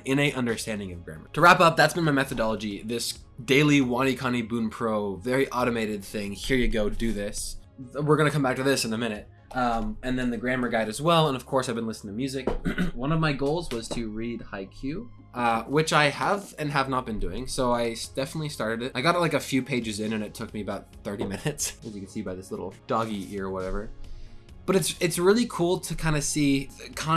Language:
English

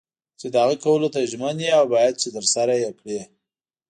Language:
Pashto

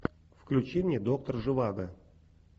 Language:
Russian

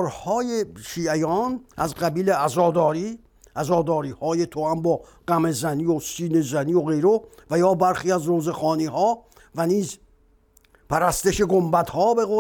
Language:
Persian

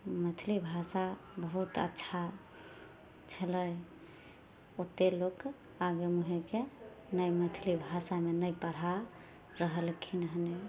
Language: Maithili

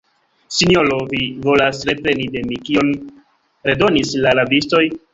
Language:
Esperanto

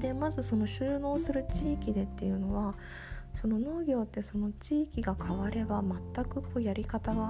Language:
Japanese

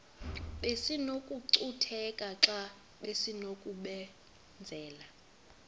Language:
Xhosa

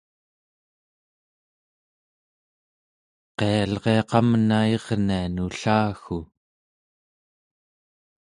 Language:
Central Yupik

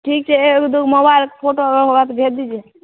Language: Maithili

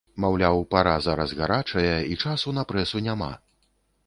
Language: Belarusian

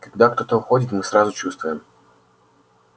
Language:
Russian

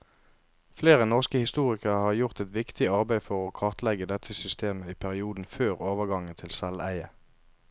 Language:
Norwegian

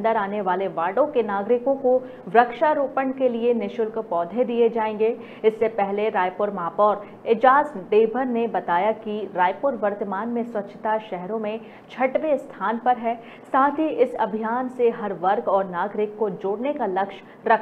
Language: Hindi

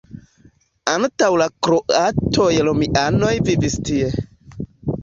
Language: Esperanto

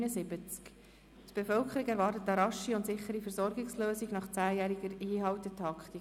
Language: Swiss German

